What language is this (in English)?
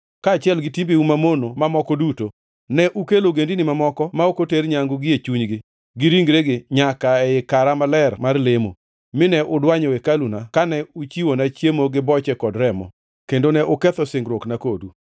Luo (Kenya and Tanzania)